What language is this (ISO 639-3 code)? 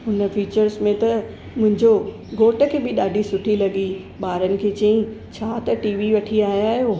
snd